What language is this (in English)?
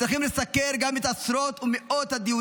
Hebrew